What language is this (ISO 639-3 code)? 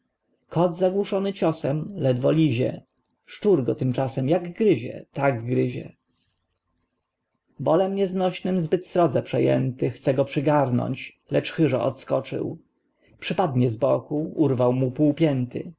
pol